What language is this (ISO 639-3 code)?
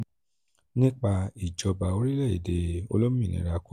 yor